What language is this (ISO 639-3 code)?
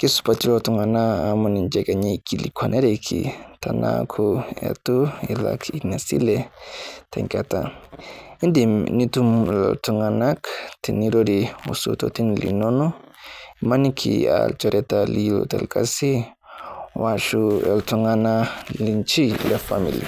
mas